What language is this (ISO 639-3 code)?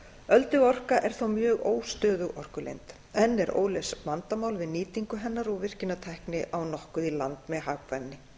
isl